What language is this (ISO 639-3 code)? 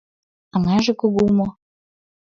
chm